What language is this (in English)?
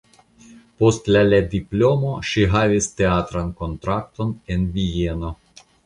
Esperanto